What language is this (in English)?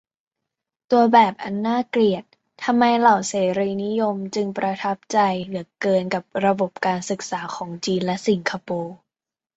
Thai